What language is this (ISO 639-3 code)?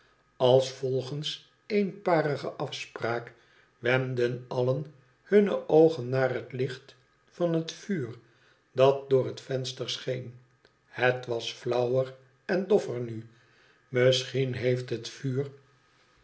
nld